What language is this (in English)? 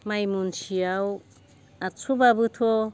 Bodo